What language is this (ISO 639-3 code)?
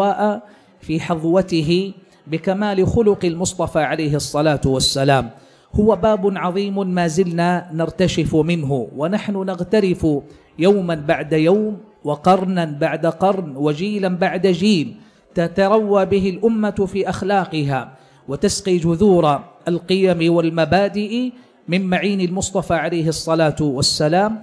ara